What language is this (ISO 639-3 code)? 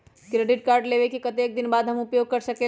mag